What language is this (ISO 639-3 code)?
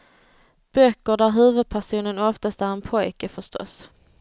swe